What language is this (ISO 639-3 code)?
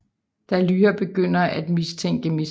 dan